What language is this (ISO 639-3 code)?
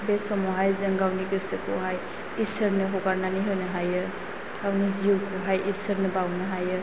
brx